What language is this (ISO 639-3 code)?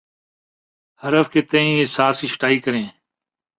urd